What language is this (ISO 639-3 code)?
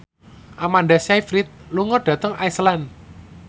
jav